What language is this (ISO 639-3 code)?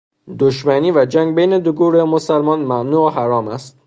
fas